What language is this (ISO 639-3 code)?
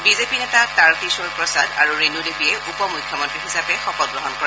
asm